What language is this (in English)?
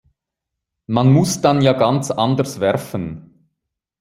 German